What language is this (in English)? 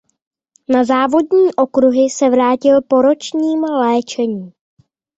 Czech